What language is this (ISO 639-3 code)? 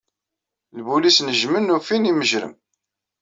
kab